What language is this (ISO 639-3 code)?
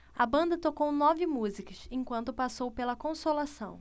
por